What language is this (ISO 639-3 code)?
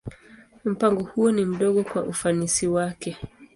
swa